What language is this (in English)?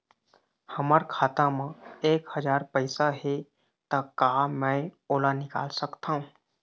Chhattisgarhi